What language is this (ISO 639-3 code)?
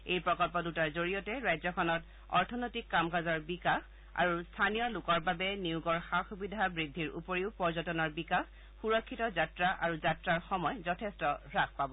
asm